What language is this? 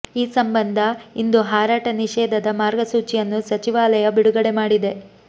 Kannada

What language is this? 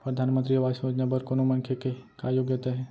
Chhattisgarhi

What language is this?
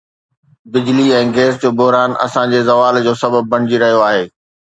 Sindhi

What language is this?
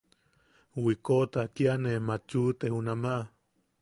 Yaqui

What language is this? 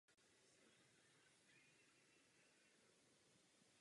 Czech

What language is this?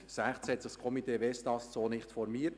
Swiss German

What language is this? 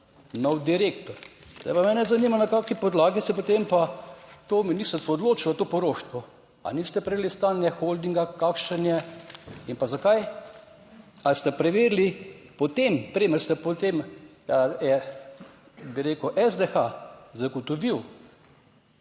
Slovenian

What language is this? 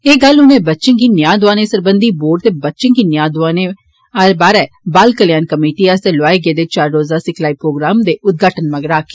Dogri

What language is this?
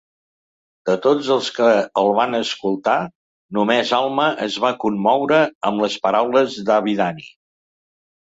Catalan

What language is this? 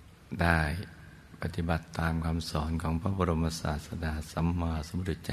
Thai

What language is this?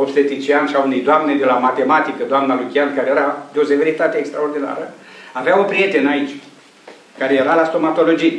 Romanian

